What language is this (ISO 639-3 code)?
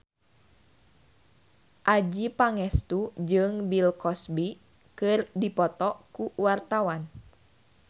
sun